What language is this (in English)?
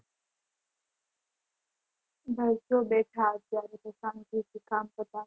Gujarati